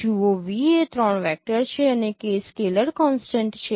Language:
Gujarati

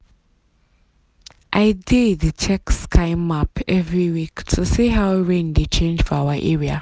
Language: Nigerian Pidgin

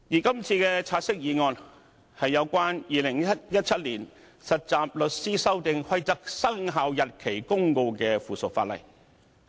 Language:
Cantonese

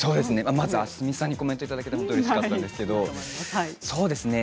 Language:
Japanese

